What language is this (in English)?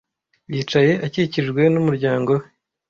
Kinyarwanda